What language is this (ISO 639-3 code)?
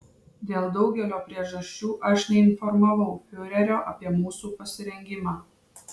lit